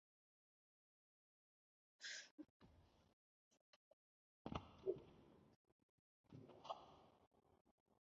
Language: Chinese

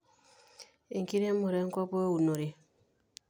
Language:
Masai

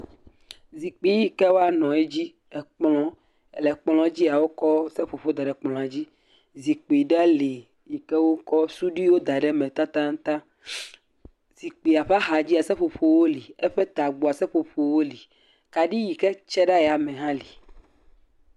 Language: Ewe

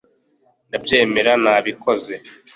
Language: Kinyarwanda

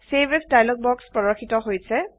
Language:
Assamese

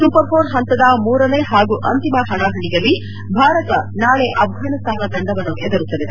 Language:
Kannada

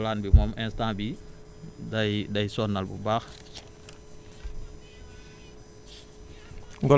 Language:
Wolof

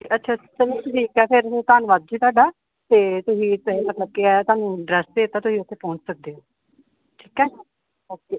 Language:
Punjabi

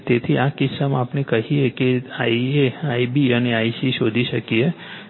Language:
Gujarati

